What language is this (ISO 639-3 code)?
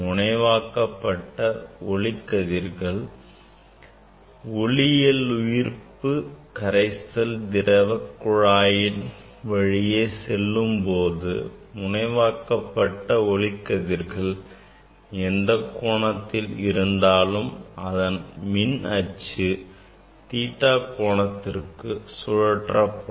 tam